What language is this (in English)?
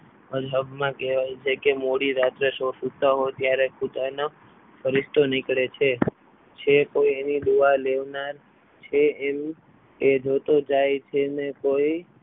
Gujarati